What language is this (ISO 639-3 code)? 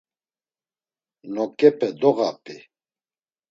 lzz